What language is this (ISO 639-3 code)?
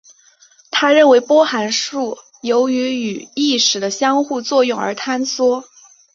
zho